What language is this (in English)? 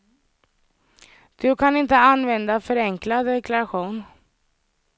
Swedish